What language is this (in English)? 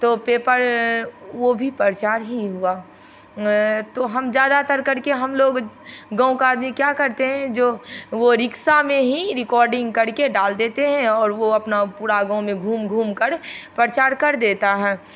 Hindi